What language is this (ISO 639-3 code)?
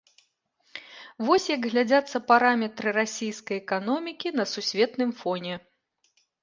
bel